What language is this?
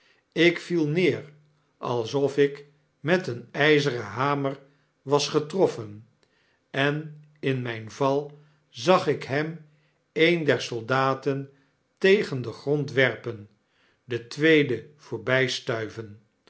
Dutch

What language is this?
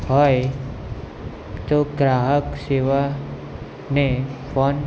Gujarati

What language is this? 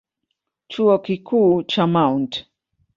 Swahili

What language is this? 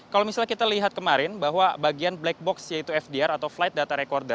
Indonesian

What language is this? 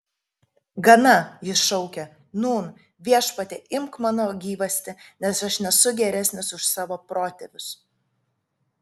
Lithuanian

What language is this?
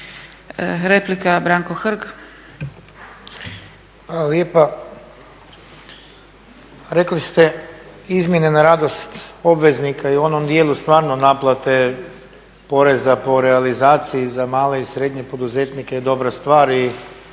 Croatian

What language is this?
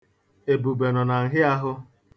Igbo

